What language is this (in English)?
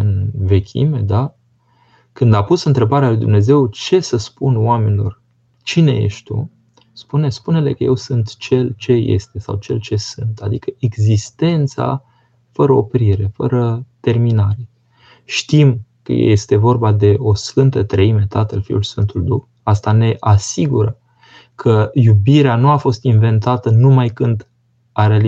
Romanian